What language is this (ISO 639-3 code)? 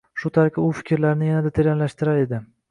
uzb